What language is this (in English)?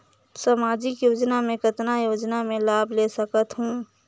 Chhattisgarhi